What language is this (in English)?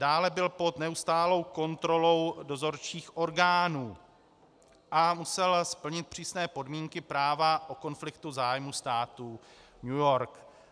Czech